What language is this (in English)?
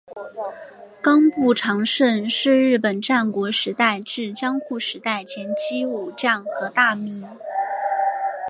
Chinese